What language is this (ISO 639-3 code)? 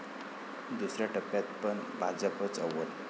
mar